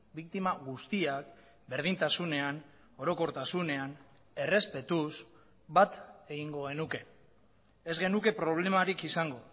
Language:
Basque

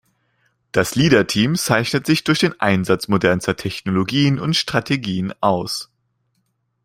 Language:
German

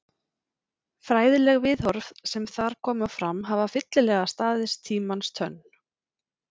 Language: Icelandic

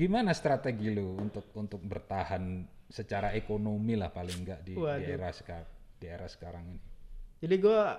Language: Indonesian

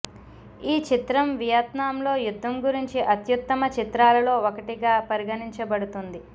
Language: Telugu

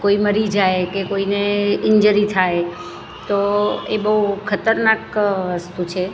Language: Gujarati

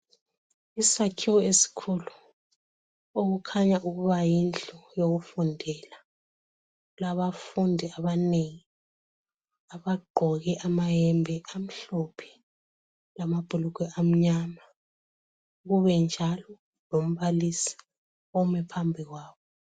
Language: North Ndebele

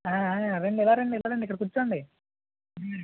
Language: Telugu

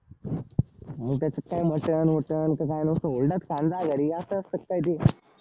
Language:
Marathi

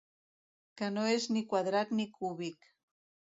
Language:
Catalan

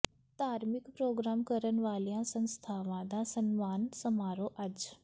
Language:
Punjabi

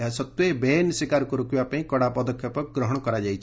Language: Odia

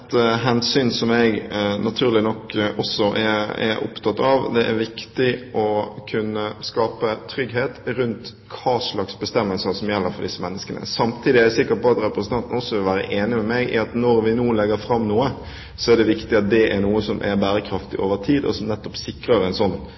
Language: Norwegian Bokmål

